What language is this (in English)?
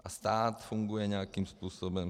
Czech